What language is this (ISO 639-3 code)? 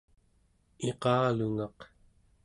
esu